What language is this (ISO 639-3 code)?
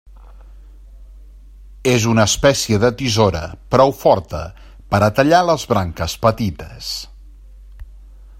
cat